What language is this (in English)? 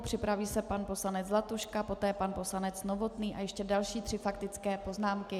Czech